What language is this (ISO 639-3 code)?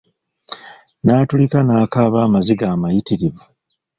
lug